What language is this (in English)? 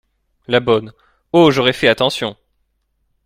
French